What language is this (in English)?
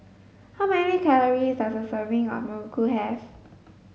English